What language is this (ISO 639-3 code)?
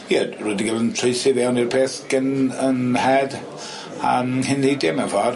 cym